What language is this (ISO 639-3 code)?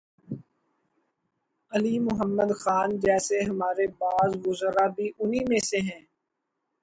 urd